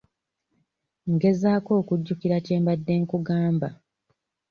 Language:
Ganda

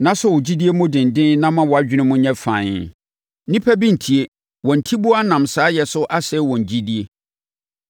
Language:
Akan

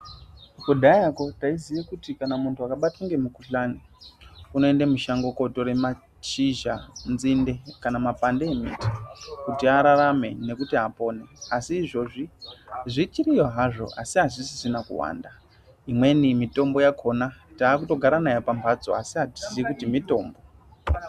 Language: Ndau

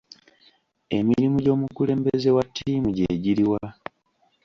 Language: Ganda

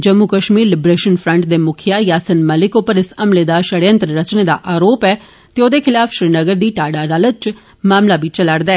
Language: Dogri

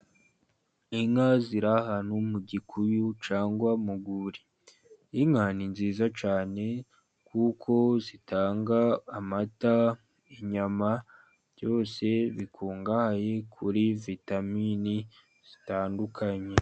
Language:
Kinyarwanda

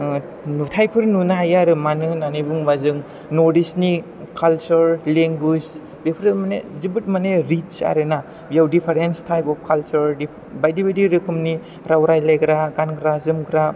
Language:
Bodo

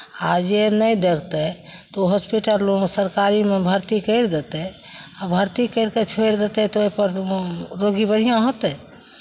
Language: Maithili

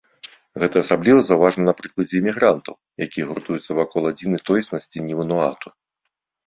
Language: Belarusian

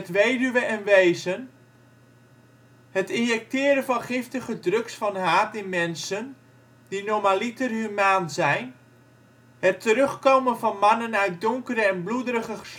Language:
Dutch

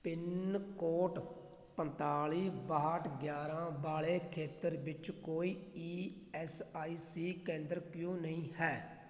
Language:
Punjabi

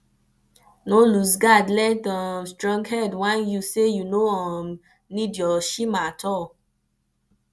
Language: Nigerian Pidgin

